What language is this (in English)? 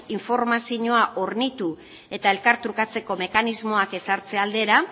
Basque